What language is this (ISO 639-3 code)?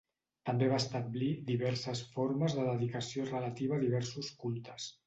cat